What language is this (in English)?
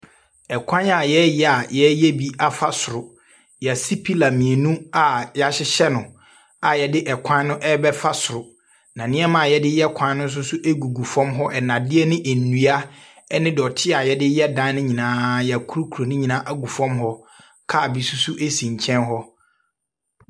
Akan